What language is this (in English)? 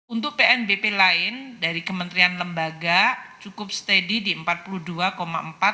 Indonesian